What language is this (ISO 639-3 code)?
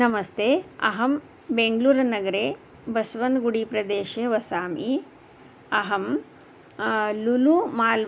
san